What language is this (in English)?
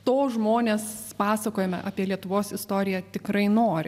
Lithuanian